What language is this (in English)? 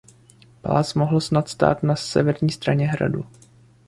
Czech